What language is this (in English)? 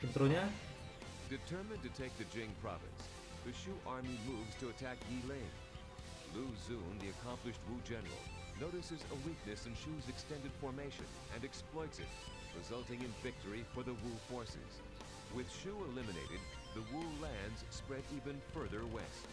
Indonesian